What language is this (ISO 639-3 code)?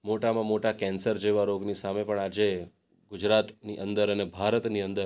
guj